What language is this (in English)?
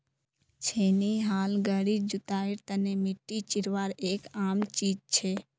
Magahi